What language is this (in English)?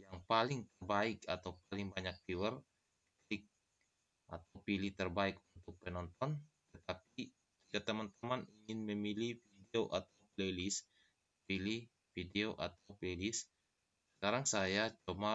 Indonesian